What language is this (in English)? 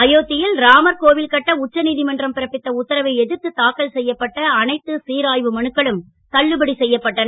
Tamil